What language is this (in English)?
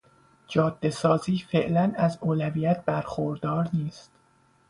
Persian